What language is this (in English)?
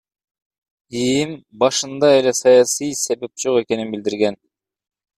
Kyrgyz